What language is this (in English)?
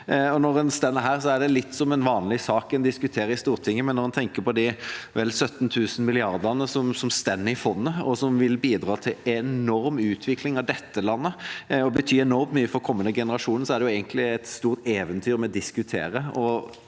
Norwegian